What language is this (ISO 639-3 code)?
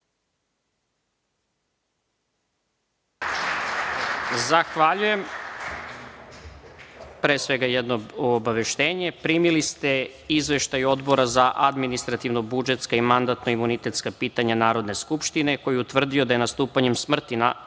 srp